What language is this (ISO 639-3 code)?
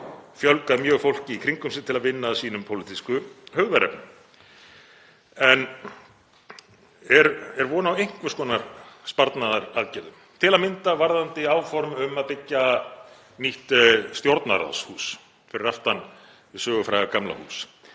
isl